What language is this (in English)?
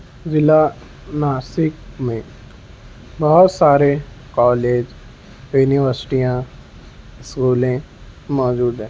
Urdu